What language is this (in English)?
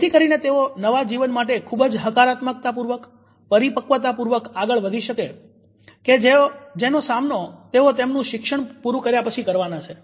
Gujarati